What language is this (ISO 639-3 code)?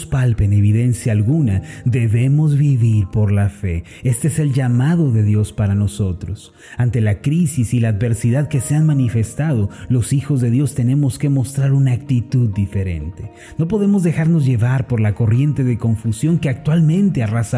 spa